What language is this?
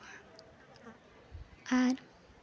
Santali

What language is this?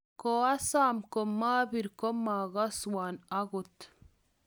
Kalenjin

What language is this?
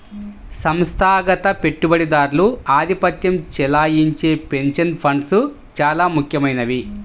Telugu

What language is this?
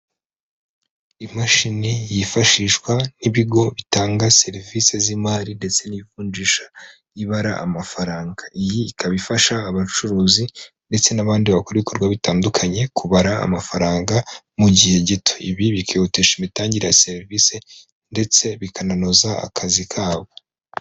Kinyarwanda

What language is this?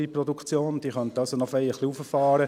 Swiss German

